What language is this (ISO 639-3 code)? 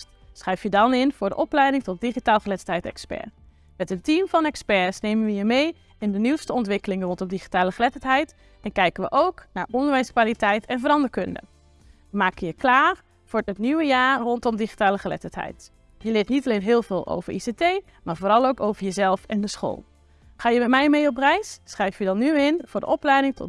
nld